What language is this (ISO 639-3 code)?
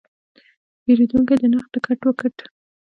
pus